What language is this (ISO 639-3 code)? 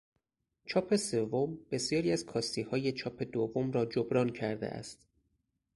fas